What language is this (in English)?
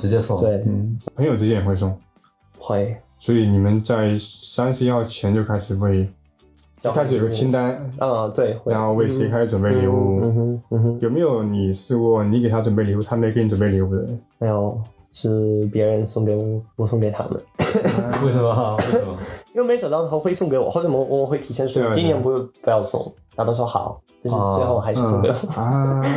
Chinese